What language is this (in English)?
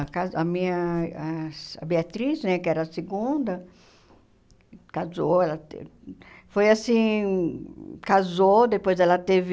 Portuguese